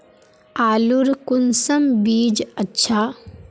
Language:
Magahi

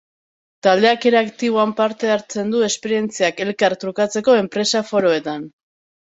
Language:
Basque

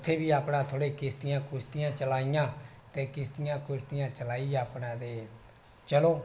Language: Dogri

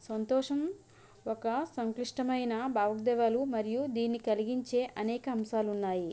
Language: Telugu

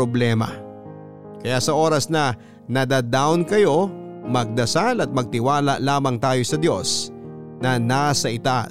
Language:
Filipino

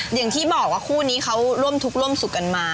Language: Thai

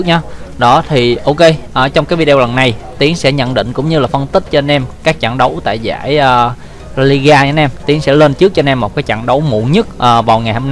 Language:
Vietnamese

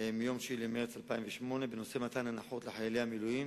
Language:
Hebrew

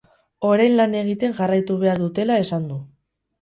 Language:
Basque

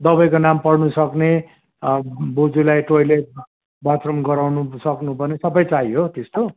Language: Nepali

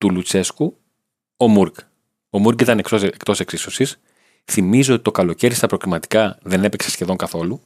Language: Greek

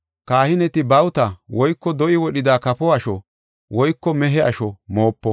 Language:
Gofa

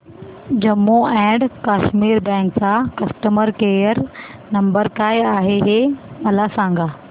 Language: Marathi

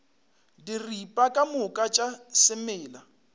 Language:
Northern Sotho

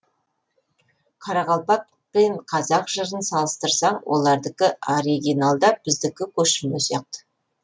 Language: Kazakh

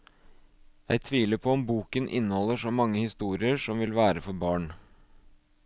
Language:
Norwegian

